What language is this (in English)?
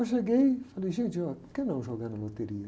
Portuguese